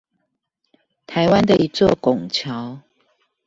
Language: Chinese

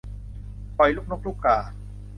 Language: Thai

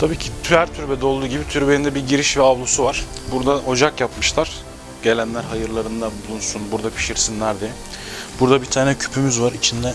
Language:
Turkish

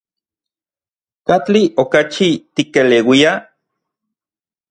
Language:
Central Puebla Nahuatl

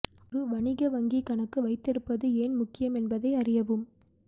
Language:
Tamil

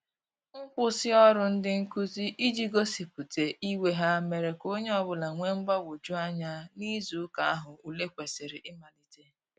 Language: Igbo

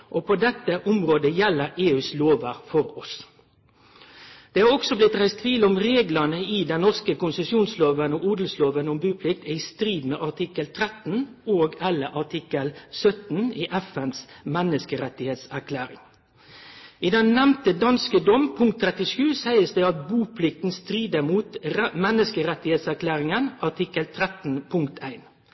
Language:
Norwegian Nynorsk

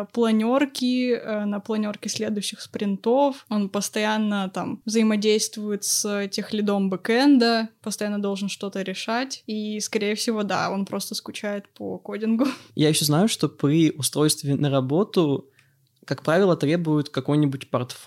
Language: Russian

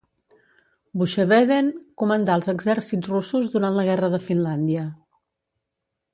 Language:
Catalan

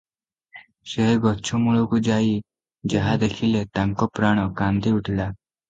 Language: Odia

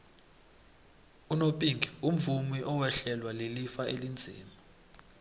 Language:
South Ndebele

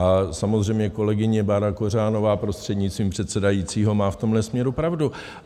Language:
Czech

